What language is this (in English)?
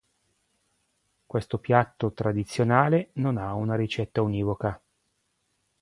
Italian